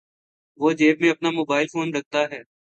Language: Urdu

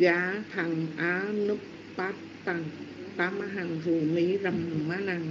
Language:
Vietnamese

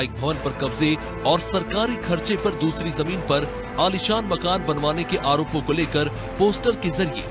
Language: Hindi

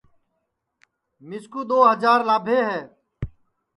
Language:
Sansi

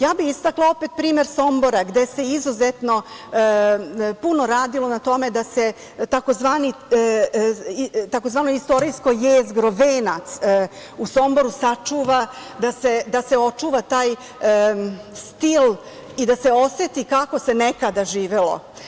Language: Serbian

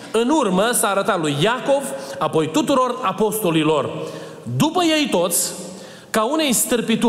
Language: Romanian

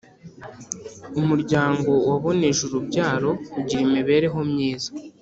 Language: Kinyarwanda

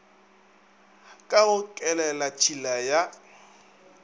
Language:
Northern Sotho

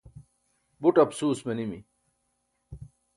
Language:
Burushaski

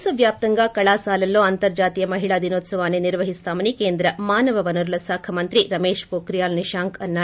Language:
Telugu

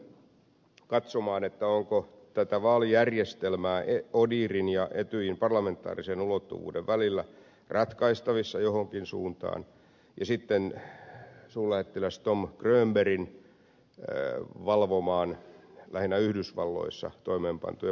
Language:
Finnish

